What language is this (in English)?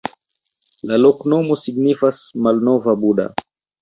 Esperanto